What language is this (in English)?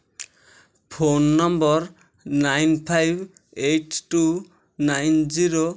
Odia